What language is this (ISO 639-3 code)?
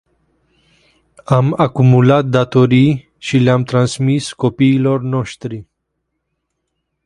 ron